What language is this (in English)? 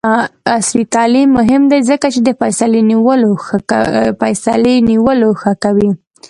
Pashto